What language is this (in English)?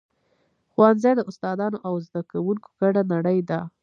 Pashto